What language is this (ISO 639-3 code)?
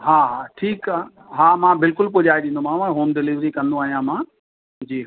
snd